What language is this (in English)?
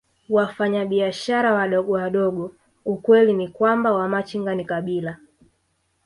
Swahili